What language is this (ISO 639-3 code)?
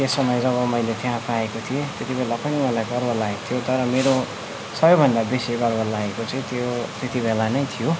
nep